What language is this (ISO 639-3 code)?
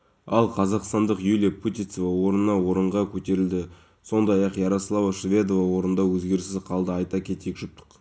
kaz